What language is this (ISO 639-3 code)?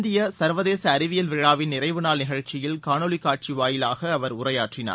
tam